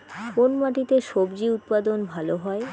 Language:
Bangla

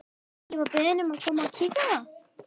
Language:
Icelandic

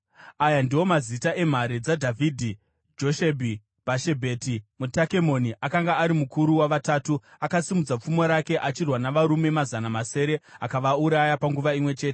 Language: Shona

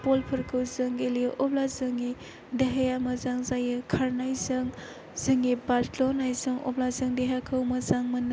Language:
Bodo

